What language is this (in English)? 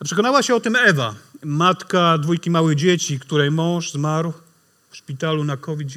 Polish